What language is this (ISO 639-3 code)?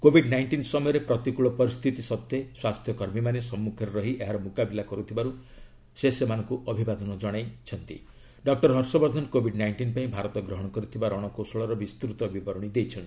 ori